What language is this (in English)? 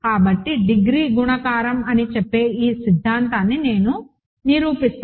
Telugu